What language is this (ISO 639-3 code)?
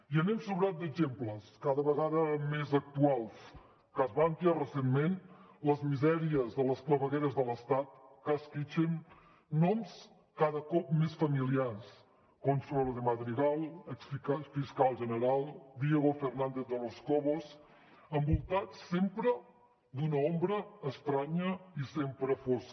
cat